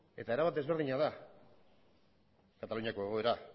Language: Basque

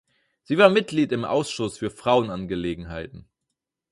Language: German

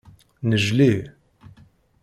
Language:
Kabyle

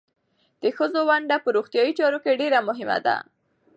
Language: Pashto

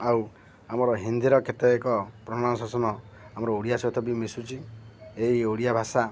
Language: Odia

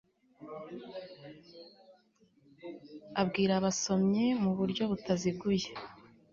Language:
Kinyarwanda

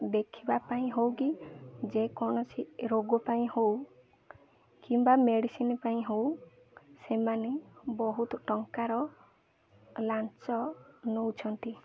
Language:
Odia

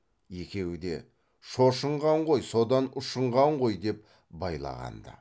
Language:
Kazakh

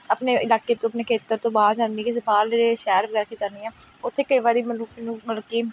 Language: Punjabi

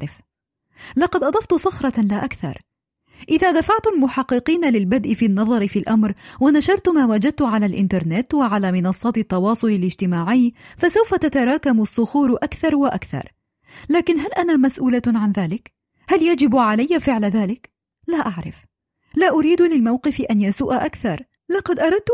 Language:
Arabic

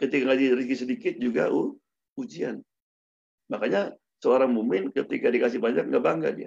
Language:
Indonesian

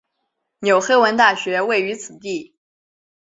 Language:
Chinese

